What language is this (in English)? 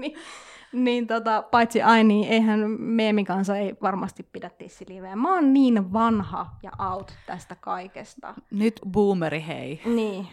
Finnish